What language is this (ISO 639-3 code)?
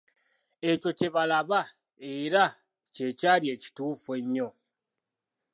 lug